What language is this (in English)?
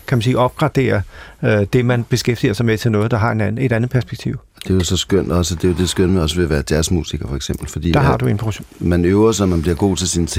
Danish